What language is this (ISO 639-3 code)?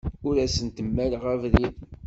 kab